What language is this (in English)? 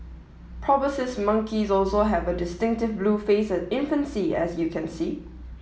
English